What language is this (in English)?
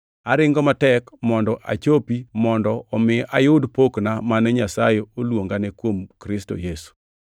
Luo (Kenya and Tanzania)